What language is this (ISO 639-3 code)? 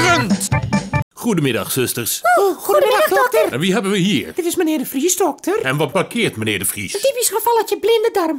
nld